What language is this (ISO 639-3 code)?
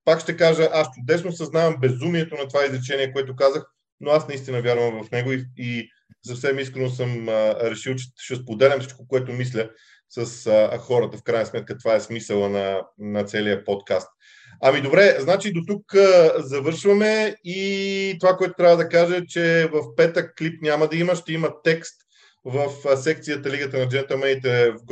bul